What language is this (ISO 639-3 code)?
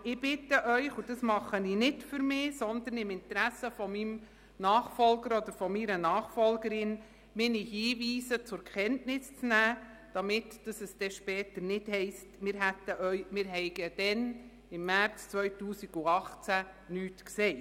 gsw